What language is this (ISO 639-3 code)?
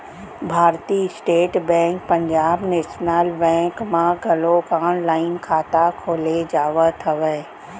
hne